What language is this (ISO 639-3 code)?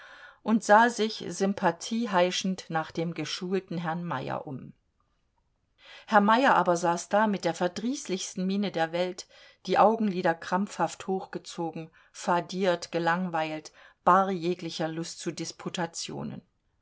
deu